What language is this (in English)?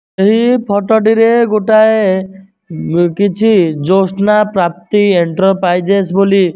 Odia